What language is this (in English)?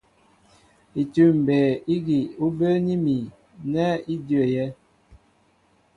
Mbo (Cameroon)